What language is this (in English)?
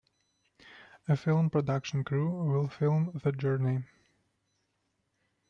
English